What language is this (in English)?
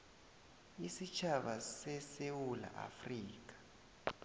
South Ndebele